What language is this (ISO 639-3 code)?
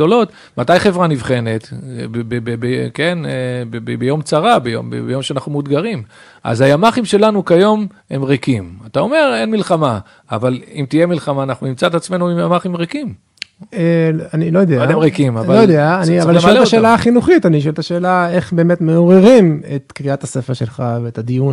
heb